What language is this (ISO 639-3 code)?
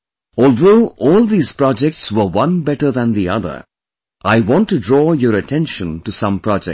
eng